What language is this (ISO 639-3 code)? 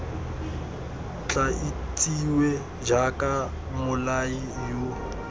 tsn